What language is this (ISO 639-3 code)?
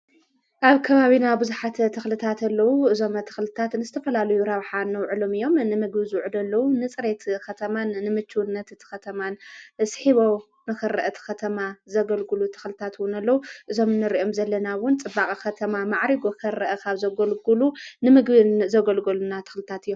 tir